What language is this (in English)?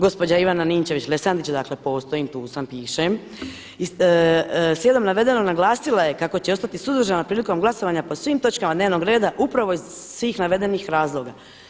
Croatian